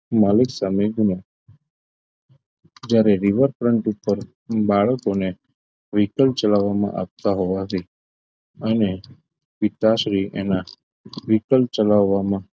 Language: Gujarati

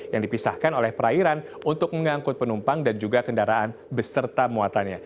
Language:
Indonesian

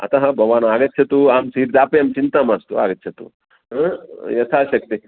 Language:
Sanskrit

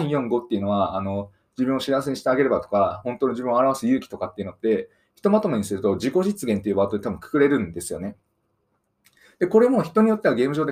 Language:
Japanese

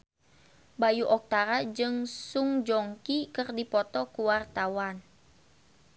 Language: Sundanese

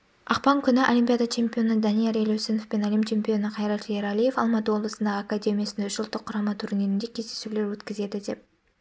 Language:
Kazakh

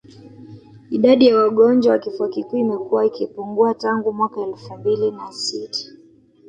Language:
Swahili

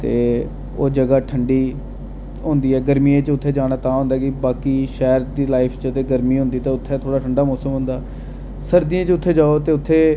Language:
Dogri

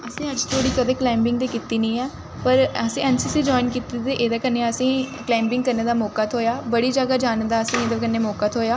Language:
Dogri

